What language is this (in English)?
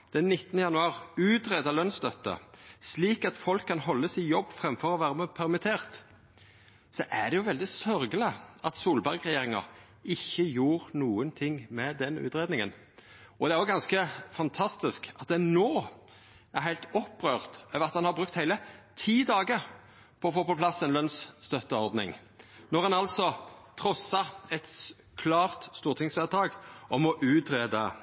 Norwegian Nynorsk